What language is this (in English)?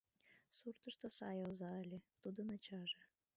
Mari